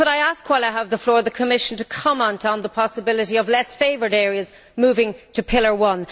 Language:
English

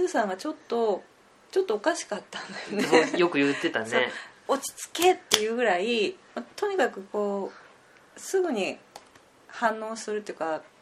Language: Japanese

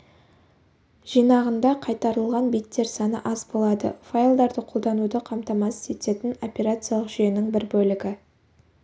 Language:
Kazakh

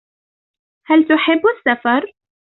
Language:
Arabic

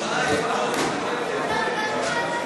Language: Hebrew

